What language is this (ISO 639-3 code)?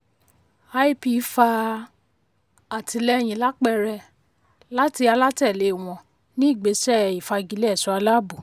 yor